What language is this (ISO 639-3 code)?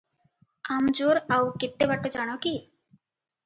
ori